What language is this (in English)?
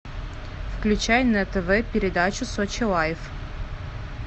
Russian